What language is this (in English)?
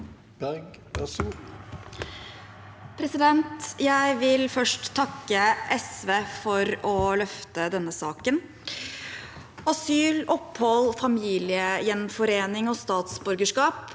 Norwegian